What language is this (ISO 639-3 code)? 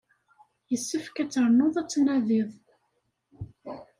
kab